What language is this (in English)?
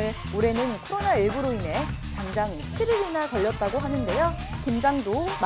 Korean